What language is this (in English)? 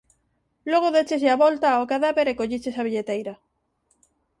Galician